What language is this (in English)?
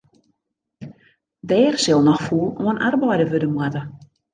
Western Frisian